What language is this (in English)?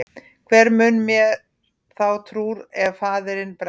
Icelandic